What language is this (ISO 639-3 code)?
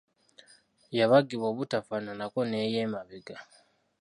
lug